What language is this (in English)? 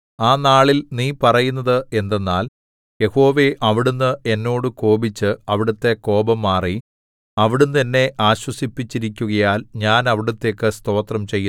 Malayalam